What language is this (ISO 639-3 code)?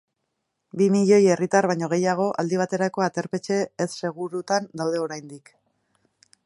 eus